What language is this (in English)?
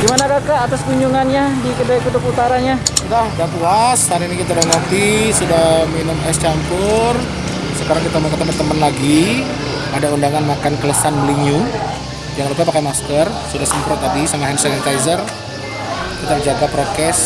Indonesian